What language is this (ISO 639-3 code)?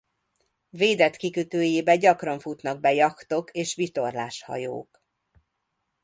hun